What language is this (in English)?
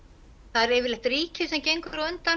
Icelandic